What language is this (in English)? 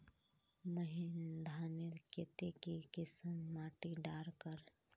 Magahi